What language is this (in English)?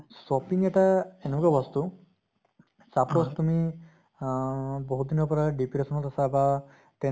Assamese